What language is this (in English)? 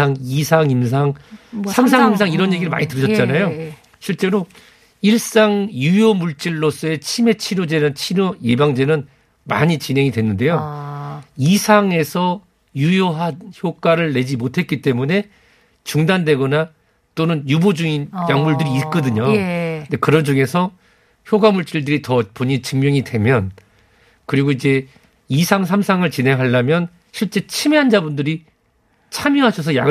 Korean